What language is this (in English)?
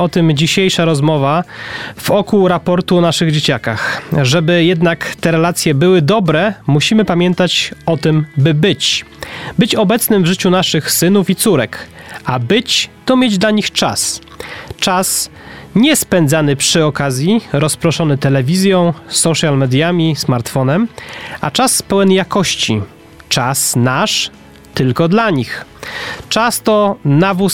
Polish